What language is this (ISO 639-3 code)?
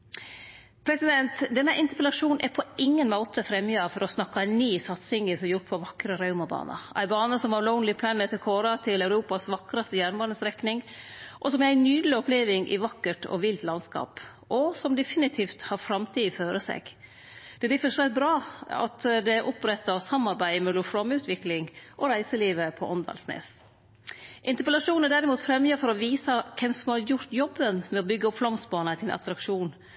nno